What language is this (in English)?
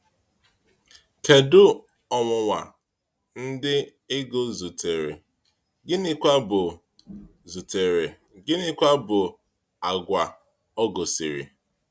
Igbo